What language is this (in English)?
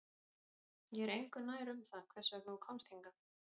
Icelandic